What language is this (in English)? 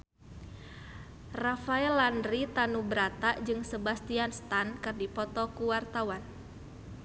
Sundanese